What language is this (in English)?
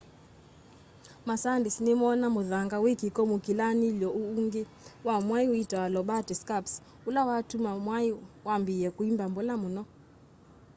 Kamba